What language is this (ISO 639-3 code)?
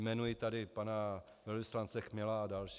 ces